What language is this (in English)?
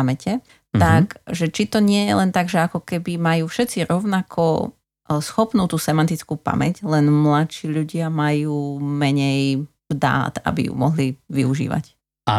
Slovak